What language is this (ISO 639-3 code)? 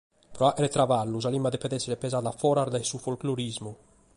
srd